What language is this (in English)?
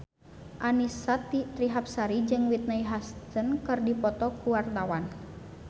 Sundanese